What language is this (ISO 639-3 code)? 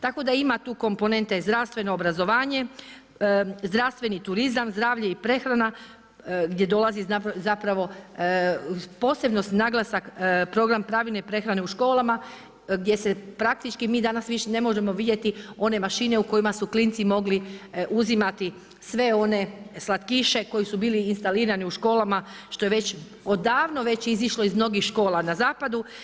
hrv